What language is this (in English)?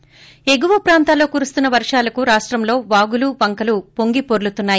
Telugu